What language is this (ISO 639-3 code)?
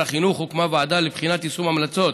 heb